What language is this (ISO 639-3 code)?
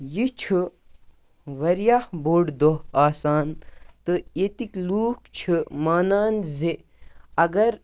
kas